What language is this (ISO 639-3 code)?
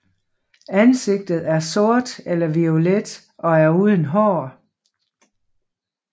dan